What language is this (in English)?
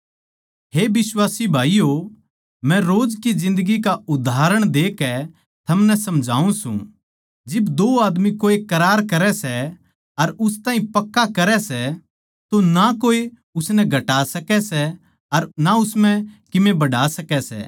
Haryanvi